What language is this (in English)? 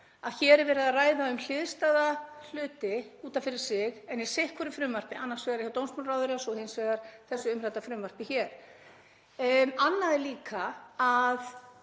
Icelandic